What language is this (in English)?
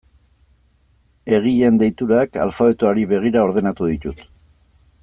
Basque